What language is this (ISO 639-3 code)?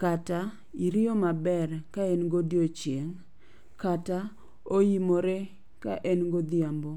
luo